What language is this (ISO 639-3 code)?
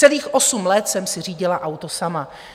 ces